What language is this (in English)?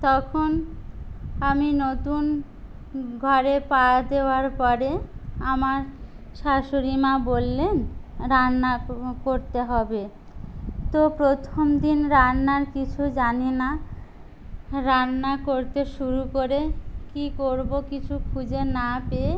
Bangla